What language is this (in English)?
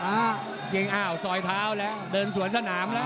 Thai